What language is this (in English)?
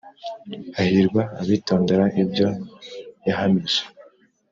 Kinyarwanda